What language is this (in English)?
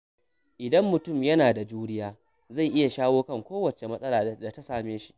Hausa